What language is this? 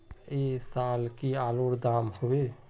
Magahi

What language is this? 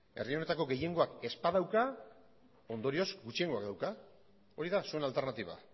Basque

